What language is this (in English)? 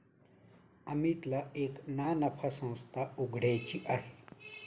Marathi